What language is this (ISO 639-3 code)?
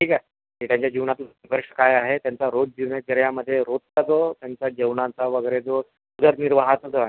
mar